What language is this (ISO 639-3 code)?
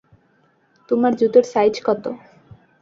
ben